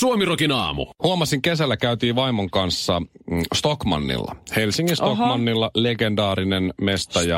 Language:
Finnish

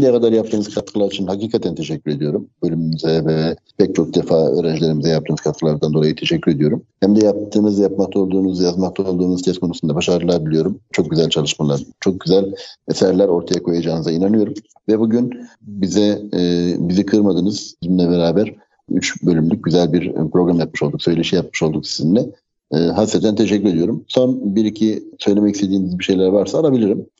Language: Turkish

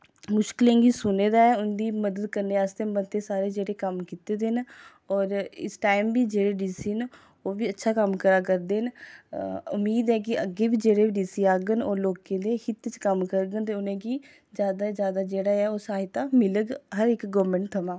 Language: Dogri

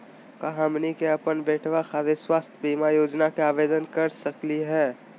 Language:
Magahi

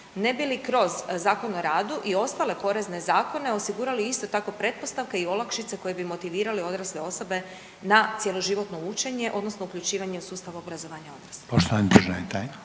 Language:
Croatian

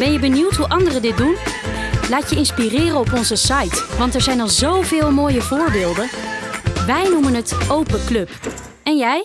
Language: Dutch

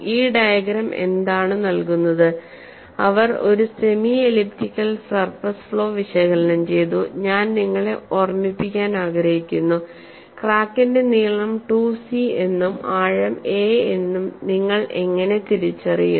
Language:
Malayalam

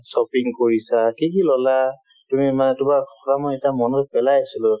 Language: Assamese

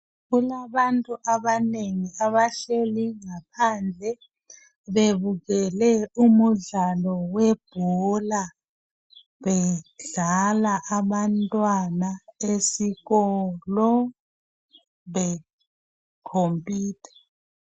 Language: North Ndebele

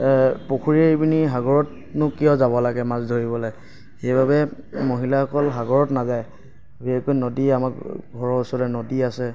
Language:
Assamese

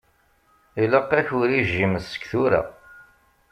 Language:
Kabyle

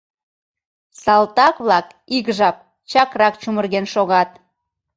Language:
Mari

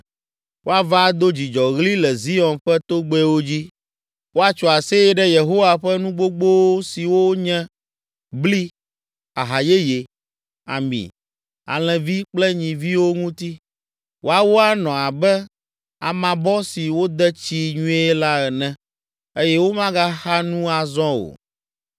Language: Ewe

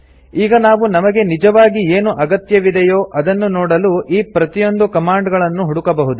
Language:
Kannada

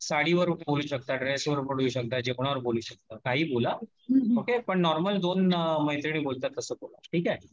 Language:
Marathi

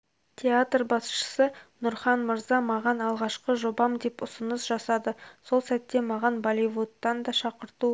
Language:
Kazakh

